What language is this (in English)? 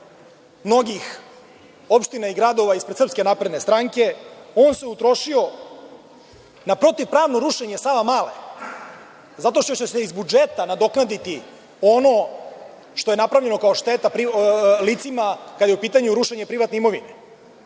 Serbian